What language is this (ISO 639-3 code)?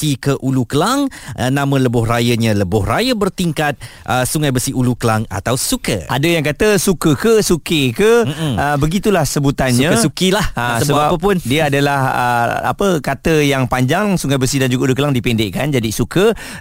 msa